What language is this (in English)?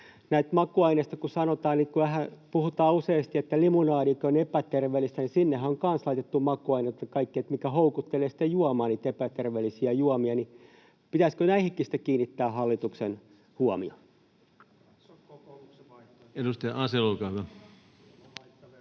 Finnish